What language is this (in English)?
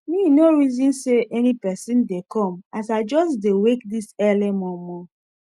Nigerian Pidgin